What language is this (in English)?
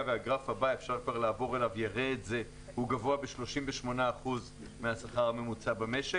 Hebrew